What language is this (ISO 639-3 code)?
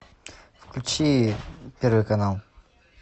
rus